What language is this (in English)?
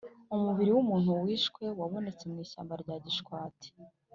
Kinyarwanda